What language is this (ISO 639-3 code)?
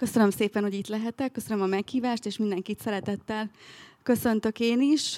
hun